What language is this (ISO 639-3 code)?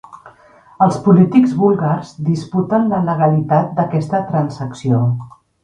cat